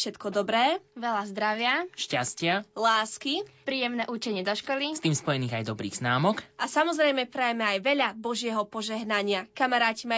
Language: Slovak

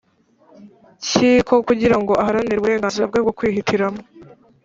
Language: Kinyarwanda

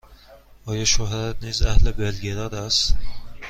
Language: Persian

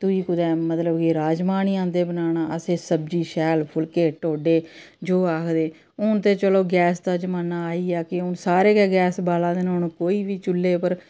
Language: Dogri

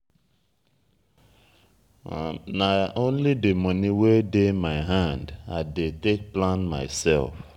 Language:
Nigerian Pidgin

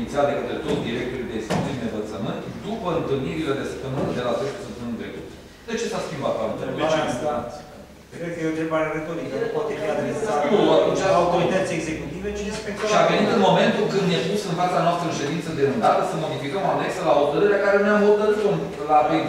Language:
Romanian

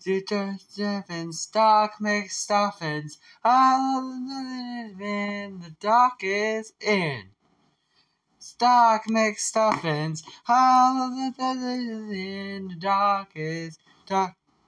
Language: English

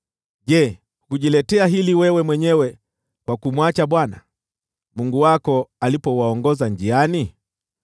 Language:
Swahili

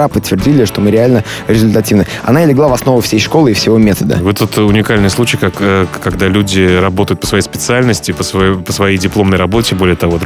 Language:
Russian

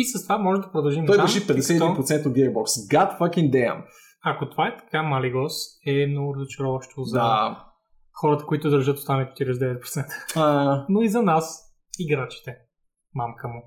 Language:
Bulgarian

